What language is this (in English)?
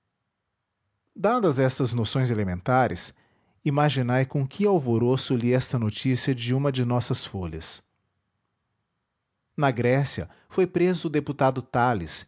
Portuguese